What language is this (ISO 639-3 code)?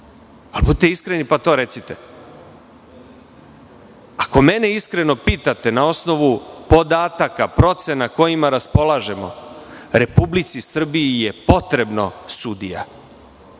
srp